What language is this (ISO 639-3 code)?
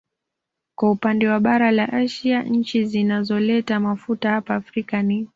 swa